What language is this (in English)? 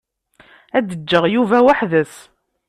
Kabyle